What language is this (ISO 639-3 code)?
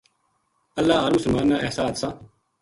gju